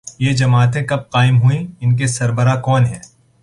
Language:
Urdu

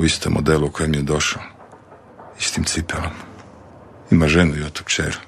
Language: Croatian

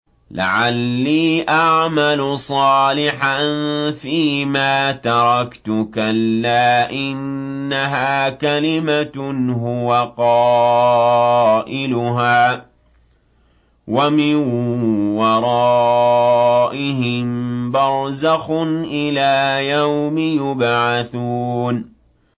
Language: Arabic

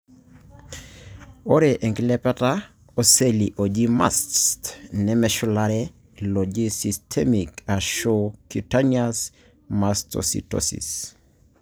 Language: Masai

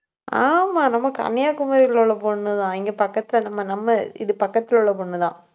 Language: Tamil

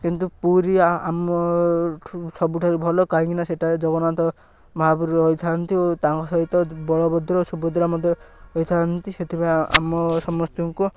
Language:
Odia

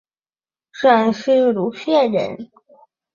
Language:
Chinese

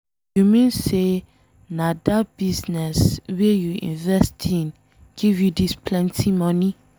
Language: Nigerian Pidgin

